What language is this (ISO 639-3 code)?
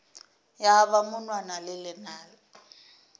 nso